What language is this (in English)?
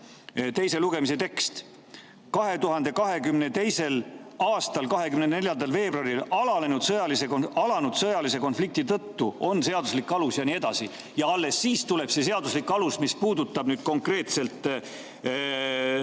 Estonian